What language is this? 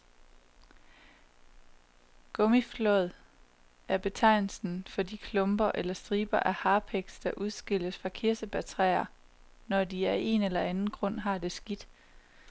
Danish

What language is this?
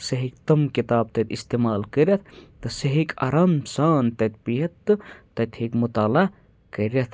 Kashmiri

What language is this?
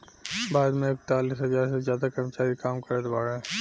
Bhojpuri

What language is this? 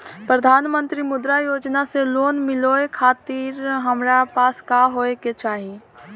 Bhojpuri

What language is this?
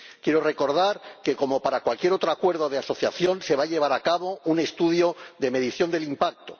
Spanish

